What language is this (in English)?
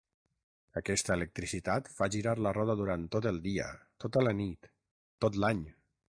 Catalan